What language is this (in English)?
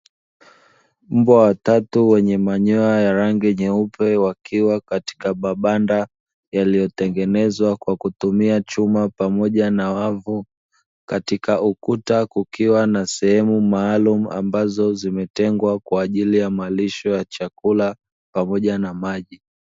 Swahili